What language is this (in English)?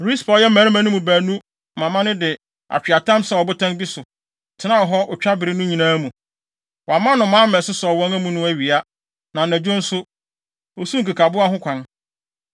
Akan